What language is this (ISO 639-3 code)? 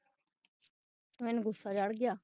pan